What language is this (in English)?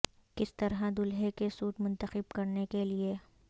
Urdu